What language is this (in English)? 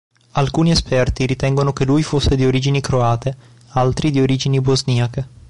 Italian